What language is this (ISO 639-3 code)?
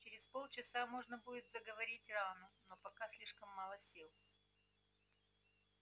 rus